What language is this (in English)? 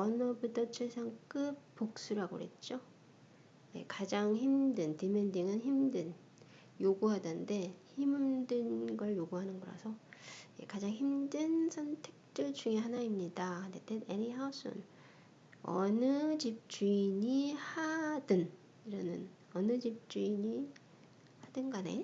Korean